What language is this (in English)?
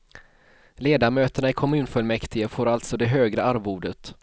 Swedish